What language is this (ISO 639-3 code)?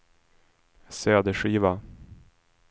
swe